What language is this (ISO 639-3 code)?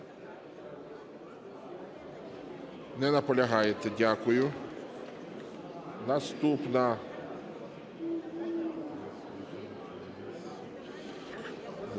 ukr